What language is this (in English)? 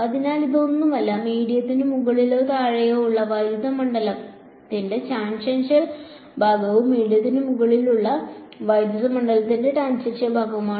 Malayalam